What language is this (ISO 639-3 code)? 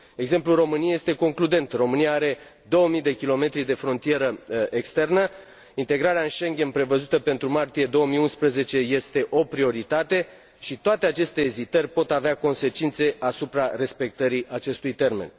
ron